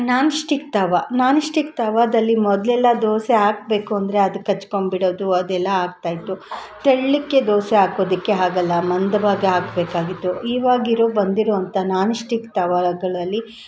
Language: Kannada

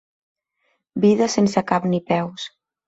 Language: Catalan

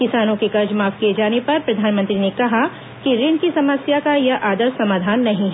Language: Hindi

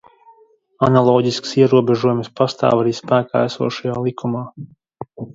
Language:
Latvian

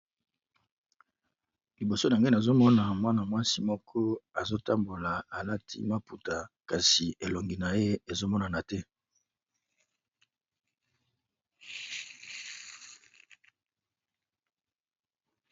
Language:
Lingala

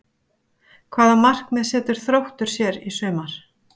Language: Icelandic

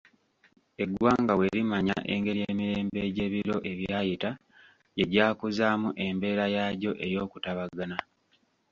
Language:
Ganda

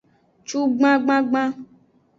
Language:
Aja (Benin)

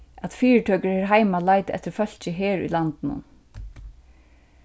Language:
Faroese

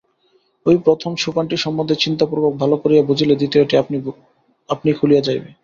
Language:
Bangla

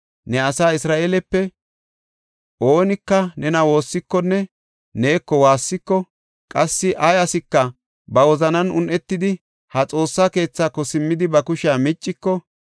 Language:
Gofa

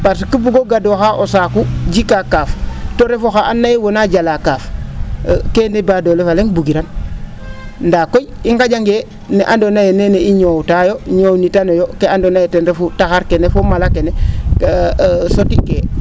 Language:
Serer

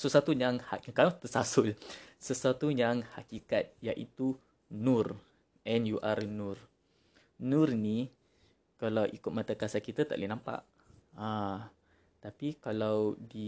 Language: Malay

